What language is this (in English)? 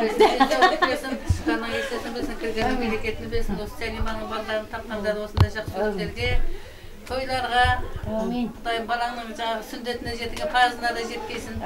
Turkish